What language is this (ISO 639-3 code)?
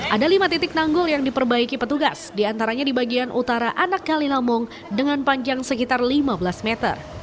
ind